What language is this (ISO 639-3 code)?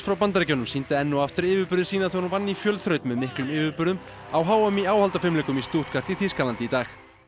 isl